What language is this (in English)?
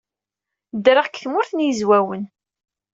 Kabyle